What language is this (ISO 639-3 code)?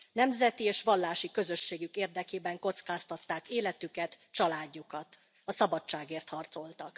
hun